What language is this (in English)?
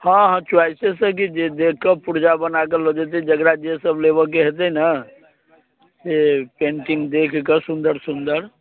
Maithili